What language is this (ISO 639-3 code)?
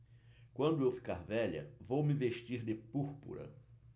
por